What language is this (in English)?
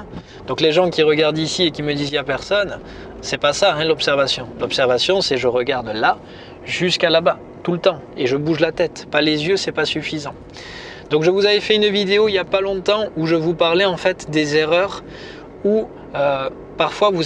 French